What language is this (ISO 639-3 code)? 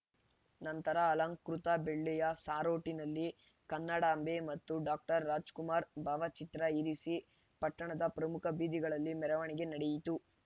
kan